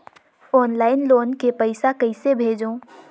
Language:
Chhattisgarhi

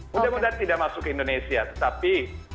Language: Indonesian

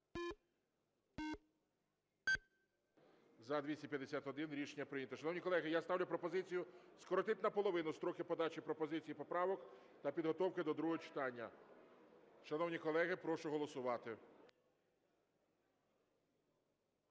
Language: Ukrainian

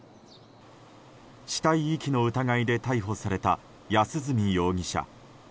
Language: Japanese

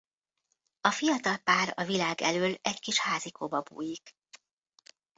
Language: Hungarian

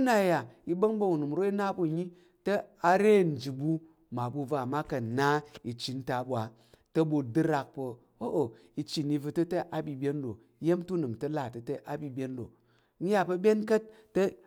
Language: Tarok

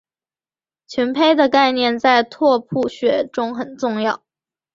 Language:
Chinese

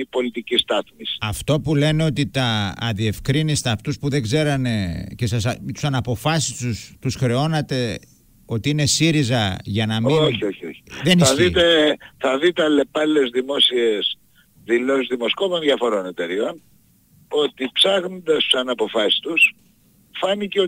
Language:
Greek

